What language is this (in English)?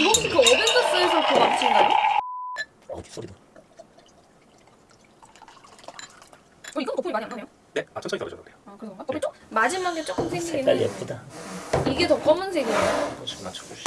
Korean